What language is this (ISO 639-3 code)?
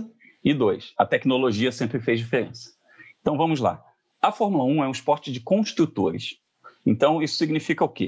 por